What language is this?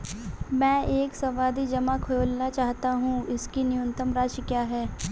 Hindi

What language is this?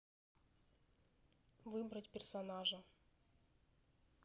Russian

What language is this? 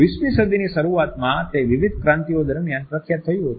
Gujarati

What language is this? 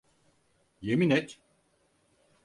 Turkish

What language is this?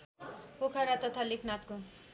Nepali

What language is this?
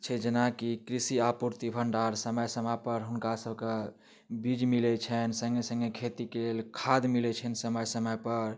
Maithili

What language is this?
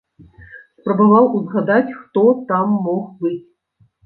Belarusian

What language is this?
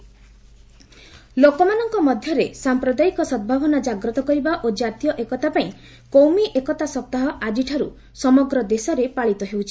Odia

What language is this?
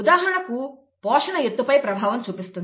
Telugu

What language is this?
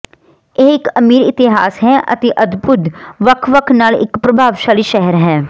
Punjabi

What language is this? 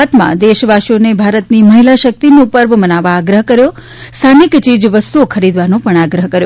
Gujarati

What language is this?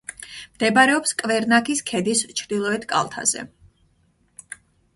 Georgian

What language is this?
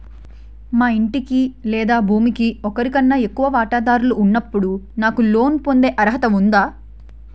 Telugu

